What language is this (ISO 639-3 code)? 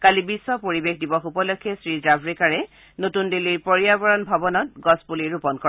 asm